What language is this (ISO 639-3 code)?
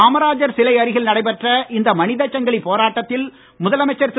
tam